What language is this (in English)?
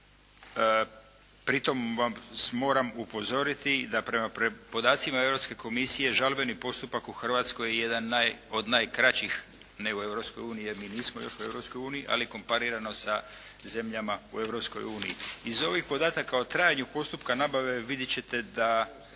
Croatian